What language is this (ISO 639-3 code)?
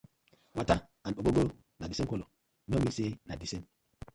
pcm